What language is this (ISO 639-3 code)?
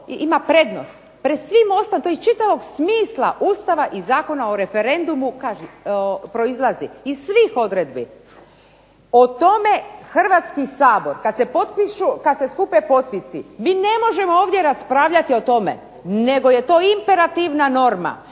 hrv